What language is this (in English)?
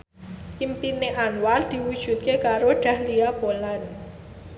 Javanese